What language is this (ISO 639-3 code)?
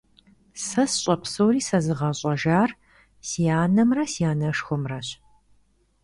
kbd